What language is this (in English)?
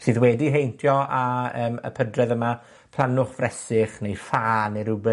Welsh